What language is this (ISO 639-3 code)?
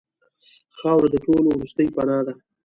pus